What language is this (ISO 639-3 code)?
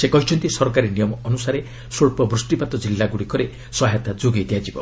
ori